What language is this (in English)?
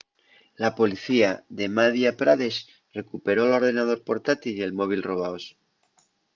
Asturian